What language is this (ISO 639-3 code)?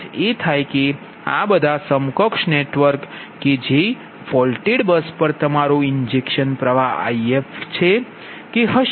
guj